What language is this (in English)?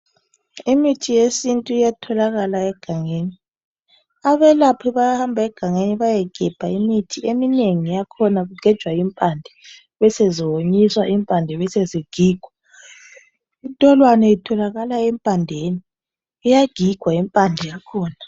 North Ndebele